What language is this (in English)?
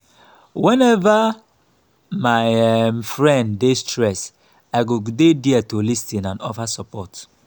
Nigerian Pidgin